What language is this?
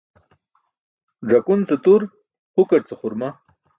Burushaski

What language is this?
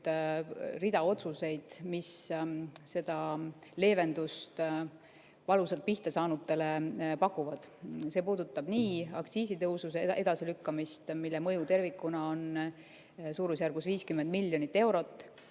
Estonian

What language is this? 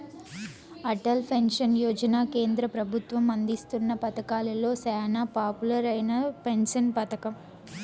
Telugu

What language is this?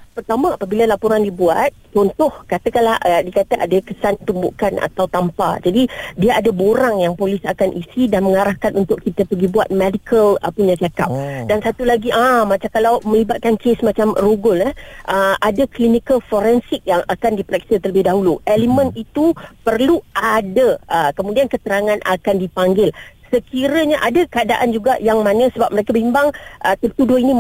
Malay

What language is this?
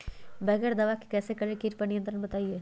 Magahi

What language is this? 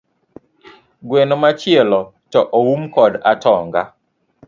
Luo (Kenya and Tanzania)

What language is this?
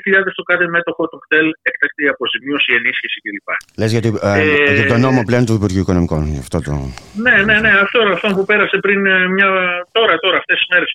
Greek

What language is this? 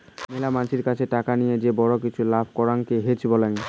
Bangla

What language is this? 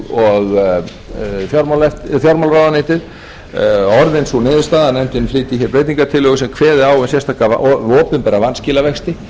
Icelandic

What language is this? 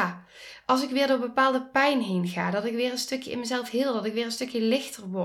Dutch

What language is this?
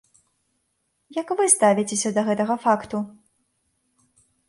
Belarusian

